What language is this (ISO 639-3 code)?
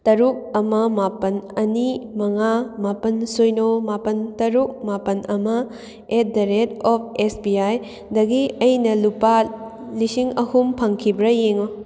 mni